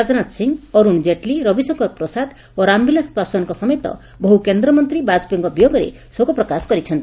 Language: Odia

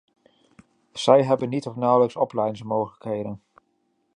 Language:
Dutch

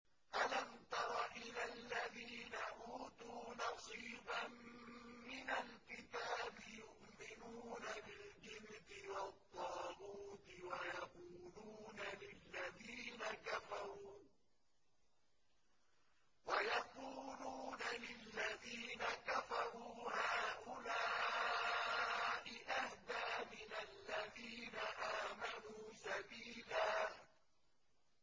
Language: Arabic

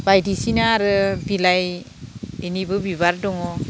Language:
Bodo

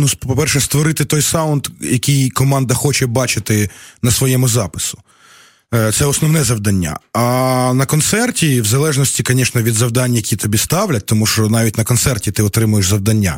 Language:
Ukrainian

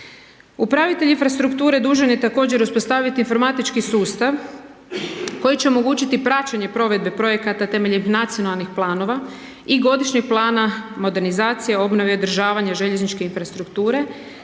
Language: Croatian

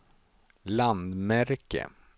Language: Swedish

